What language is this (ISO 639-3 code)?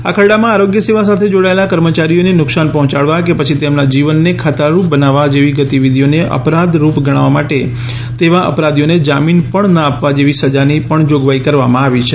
guj